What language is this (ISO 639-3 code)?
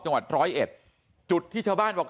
tha